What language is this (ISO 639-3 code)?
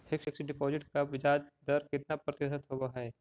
mag